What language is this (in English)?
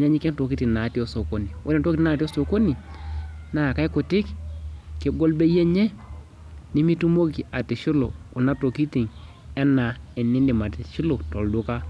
Masai